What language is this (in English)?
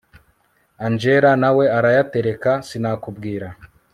Kinyarwanda